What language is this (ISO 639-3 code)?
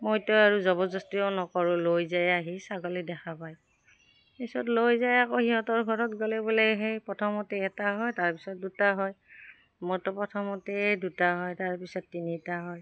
asm